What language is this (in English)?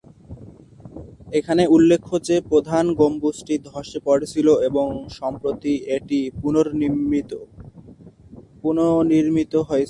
Bangla